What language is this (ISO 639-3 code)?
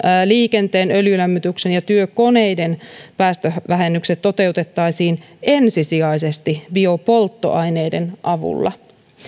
fin